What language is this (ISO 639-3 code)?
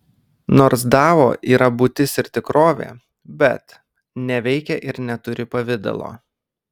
lit